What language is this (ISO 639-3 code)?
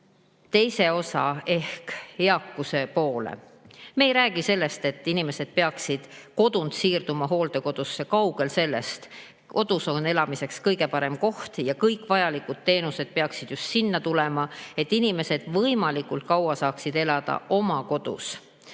est